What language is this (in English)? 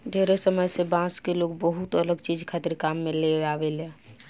Bhojpuri